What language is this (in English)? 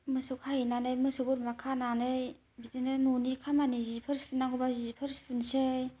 Bodo